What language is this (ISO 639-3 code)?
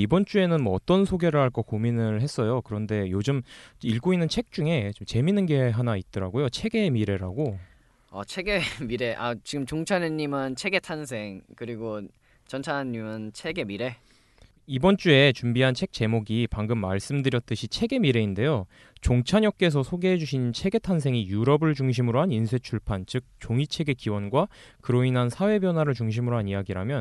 kor